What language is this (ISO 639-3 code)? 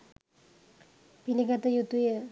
sin